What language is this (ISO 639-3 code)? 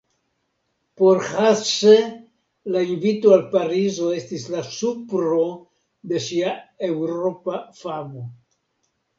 epo